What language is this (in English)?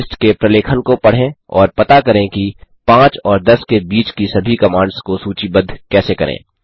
Hindi